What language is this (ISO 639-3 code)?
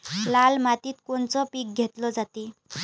mar